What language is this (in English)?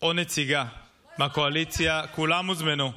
Hebrew